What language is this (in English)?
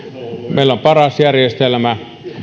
Finnish